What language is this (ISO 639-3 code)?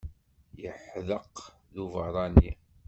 kab